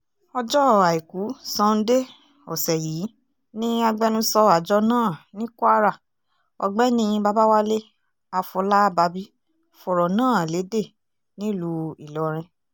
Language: Yoruba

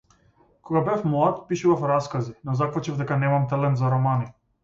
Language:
Macedonian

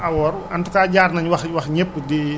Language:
Wolof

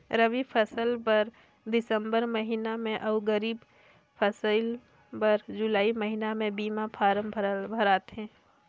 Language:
Chhattisgarhi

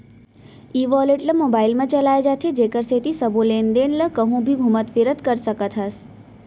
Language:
Chhattisgarhi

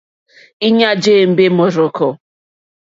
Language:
Mokpwe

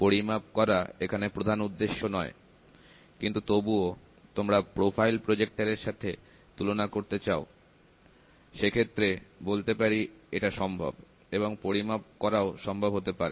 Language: Bangla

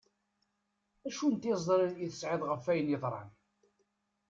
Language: Kabyle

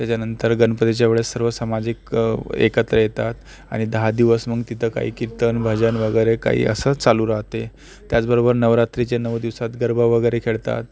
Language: Marathi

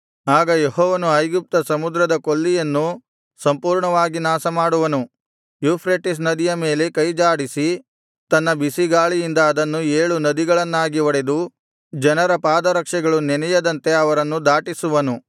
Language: Kannada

